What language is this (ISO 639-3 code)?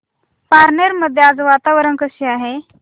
mar